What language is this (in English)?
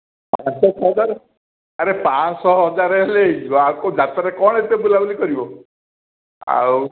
Odia